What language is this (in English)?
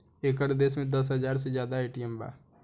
Bhojpuri